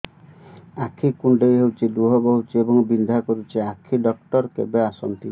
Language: Odia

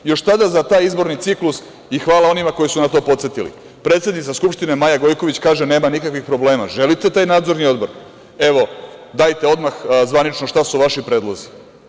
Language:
Serbian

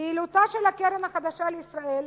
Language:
Hebrew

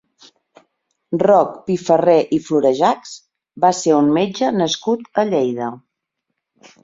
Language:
Catalan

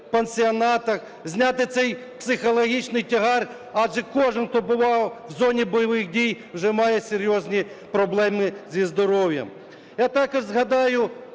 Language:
Ukrainian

